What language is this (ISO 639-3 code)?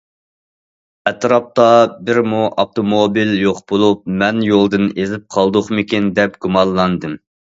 uig